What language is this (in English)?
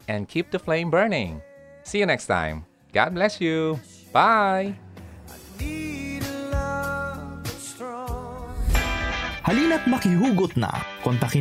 Filipino